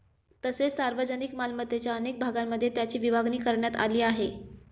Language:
Marathi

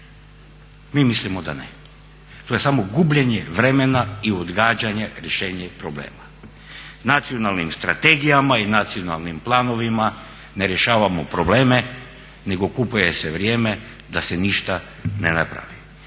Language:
Croatian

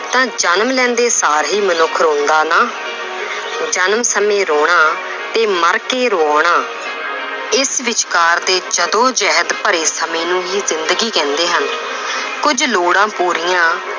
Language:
Punjabi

